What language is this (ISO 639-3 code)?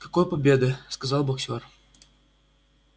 rus